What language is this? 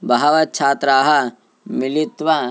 Sanskrit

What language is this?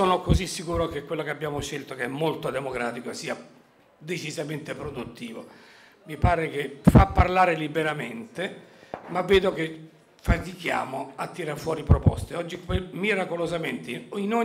Italian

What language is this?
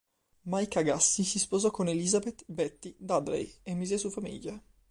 Italian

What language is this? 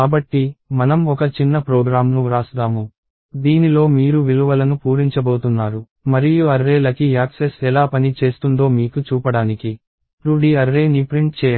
Telugu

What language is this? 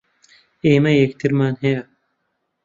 Central Kurdish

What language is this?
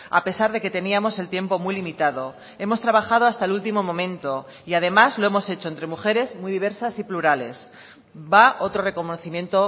Spanish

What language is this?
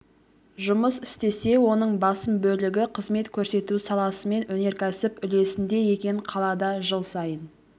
Kazakh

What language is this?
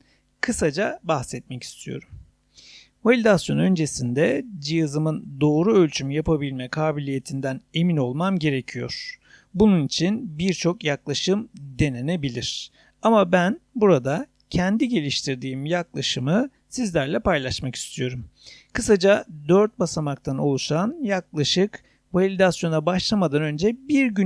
Turkish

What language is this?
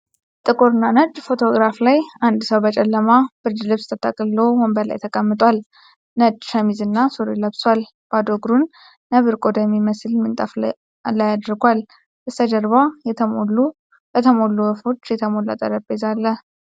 Amharic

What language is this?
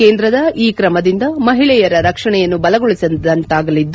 Kannada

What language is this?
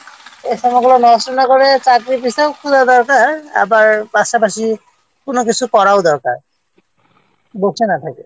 Bangla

